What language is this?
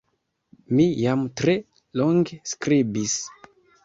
Esperanto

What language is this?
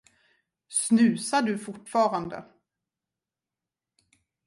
Swedish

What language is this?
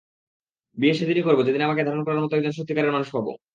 Bangla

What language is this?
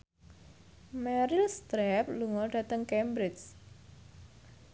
Javanese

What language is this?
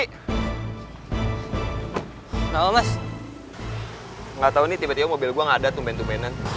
Indonesian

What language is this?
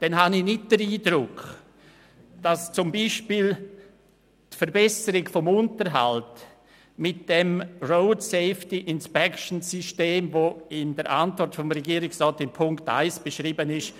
Swiss German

